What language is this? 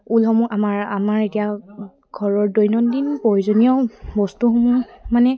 Assamese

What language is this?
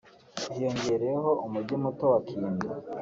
Kinyarwanda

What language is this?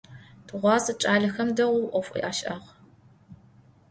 Adyghe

